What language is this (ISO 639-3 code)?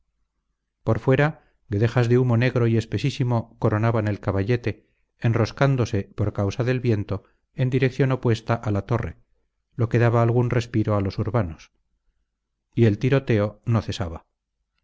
spa